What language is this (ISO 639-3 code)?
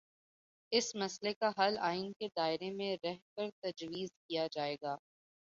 urd